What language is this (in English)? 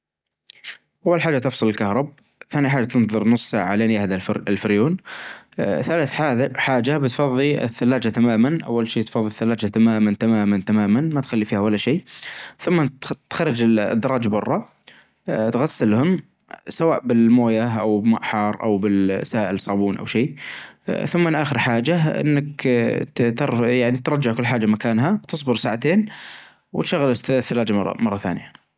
Najdi Arabic